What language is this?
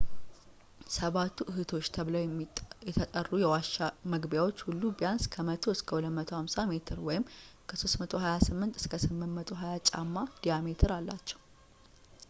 Amharic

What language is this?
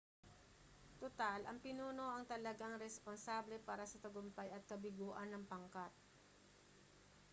Filipino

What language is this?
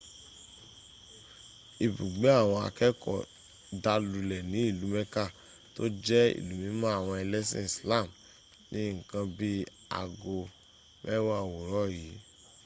Yoruba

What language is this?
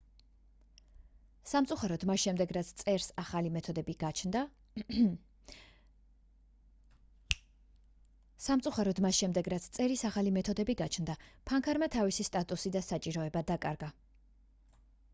Georgian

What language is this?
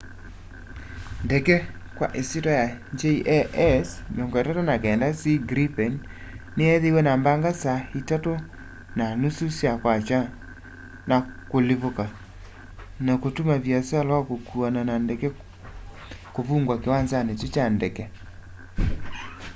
Kamba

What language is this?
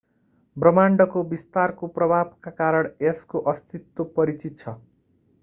Nepali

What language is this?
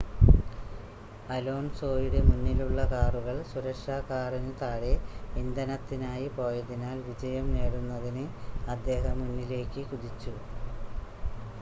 Malayalam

